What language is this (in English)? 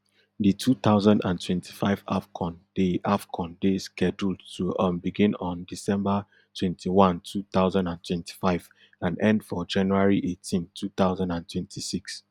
Nigerian Pidgin